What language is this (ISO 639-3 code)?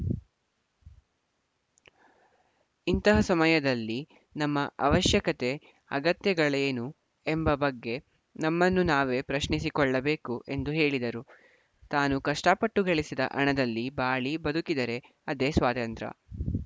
kan